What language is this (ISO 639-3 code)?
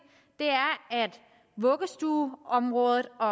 dan